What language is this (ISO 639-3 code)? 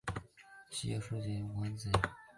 zho